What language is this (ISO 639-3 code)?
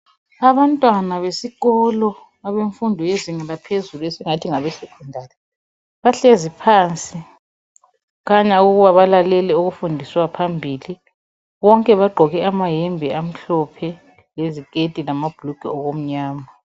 nde